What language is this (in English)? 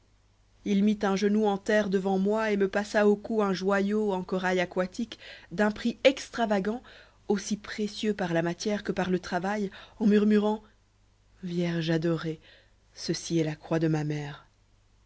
French